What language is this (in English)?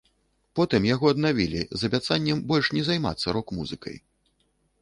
Belarusian